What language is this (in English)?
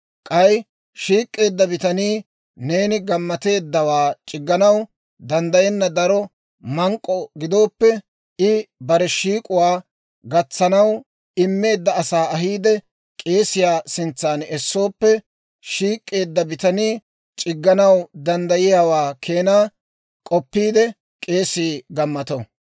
Dawro